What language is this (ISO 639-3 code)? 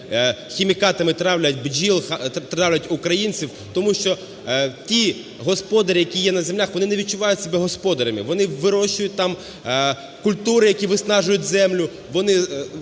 ukr